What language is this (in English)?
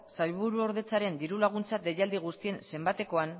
Basque